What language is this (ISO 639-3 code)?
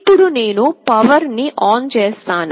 tel